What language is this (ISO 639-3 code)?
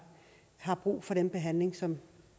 dan